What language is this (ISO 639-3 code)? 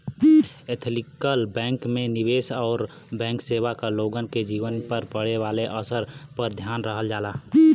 bho